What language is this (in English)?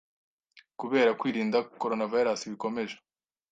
Kinyarwanda